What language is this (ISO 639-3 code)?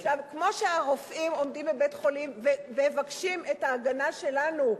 heb